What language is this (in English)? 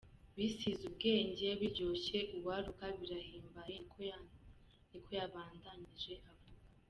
Kinyarwanda